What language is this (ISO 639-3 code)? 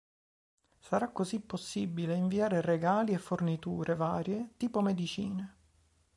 ita